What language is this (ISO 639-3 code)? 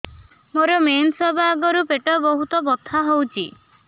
ori